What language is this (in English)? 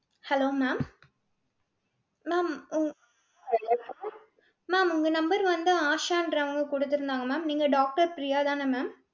Tamil